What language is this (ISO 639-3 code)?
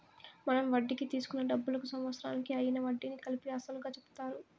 tel